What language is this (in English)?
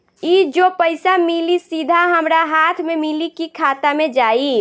Bhojpuri